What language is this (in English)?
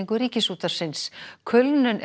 Icelandic